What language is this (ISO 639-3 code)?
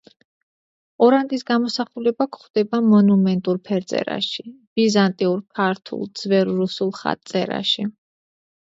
kat